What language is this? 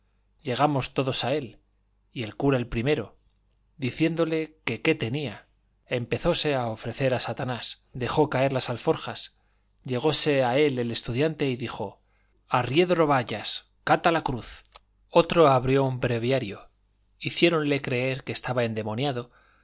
Spanish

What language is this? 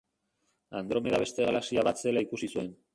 Basque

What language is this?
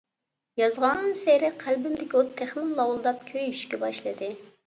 Uyghur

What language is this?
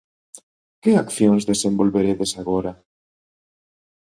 Galician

